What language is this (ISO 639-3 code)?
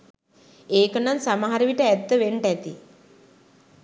sin